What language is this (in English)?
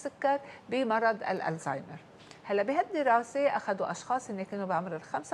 Arabic